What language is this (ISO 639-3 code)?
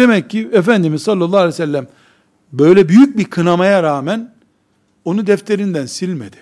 tur